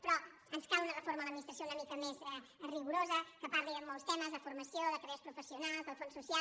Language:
Catalan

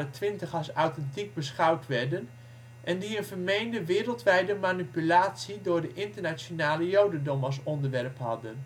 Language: Dutch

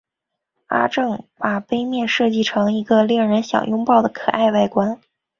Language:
Chinese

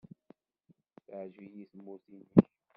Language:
Kabyle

